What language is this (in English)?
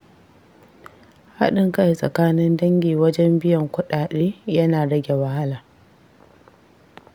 Hausa